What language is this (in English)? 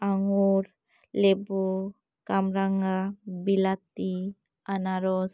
Santali